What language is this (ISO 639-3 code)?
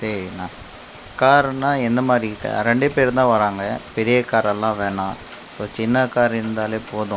tam